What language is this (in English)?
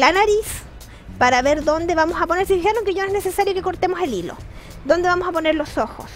Spanish